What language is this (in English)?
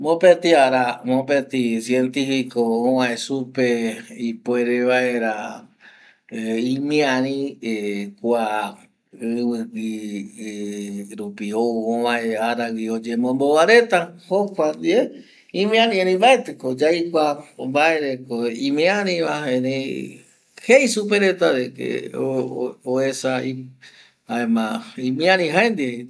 Eastern Bolivian Guaraní